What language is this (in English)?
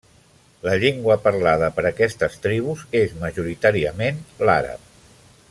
Catalan